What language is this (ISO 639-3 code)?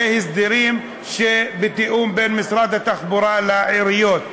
heb